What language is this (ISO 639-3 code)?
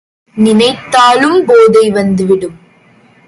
tam